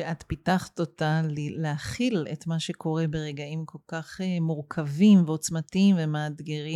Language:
Hebrew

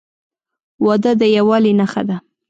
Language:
Pashto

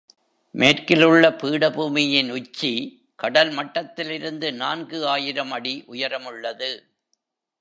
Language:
Tamil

